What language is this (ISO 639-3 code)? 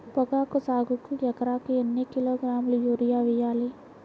tel